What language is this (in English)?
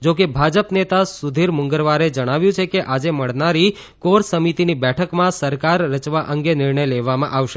Gujarati